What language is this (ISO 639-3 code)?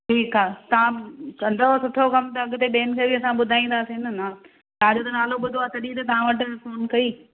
snd